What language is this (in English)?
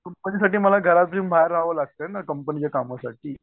Marathi